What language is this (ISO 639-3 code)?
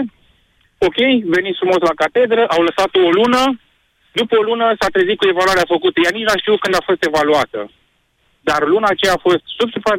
ron